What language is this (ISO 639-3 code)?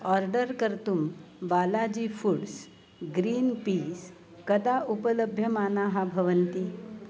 san